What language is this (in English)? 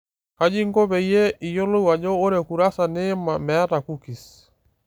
Masai